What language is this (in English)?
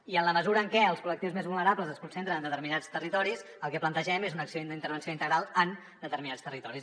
Catalan